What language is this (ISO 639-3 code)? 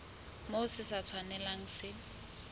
sot